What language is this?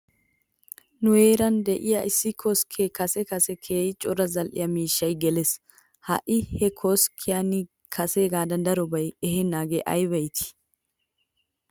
Wolaytta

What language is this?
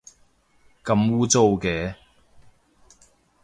Cantonese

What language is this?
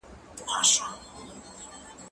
Pashto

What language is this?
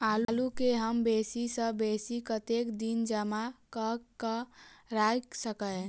Maithili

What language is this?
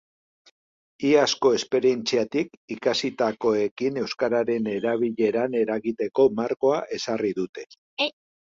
Basque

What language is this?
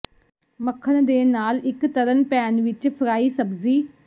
Punjabi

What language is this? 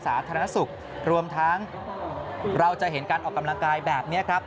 Thai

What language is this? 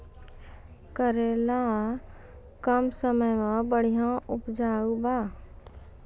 Maithili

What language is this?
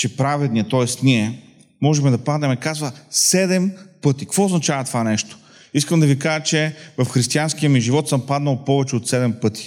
Bulgarian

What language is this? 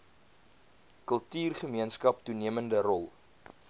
Afrikaans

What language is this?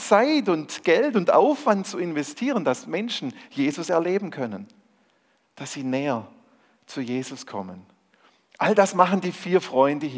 German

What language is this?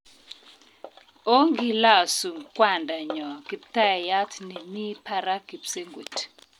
Kalenjin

